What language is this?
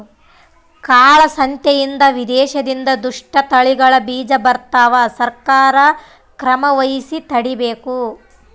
Kannada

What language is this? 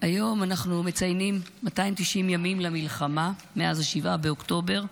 Hebrew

